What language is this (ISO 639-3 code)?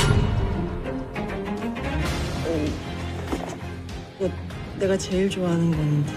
kor